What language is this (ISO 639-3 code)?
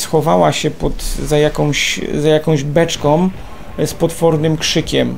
pol